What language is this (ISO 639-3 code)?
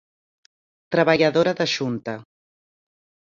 glg